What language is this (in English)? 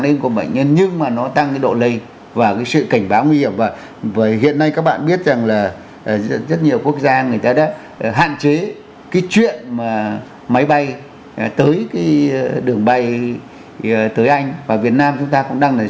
Vietnamese